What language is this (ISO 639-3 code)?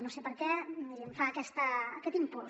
cat